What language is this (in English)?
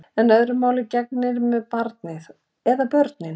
Icelandic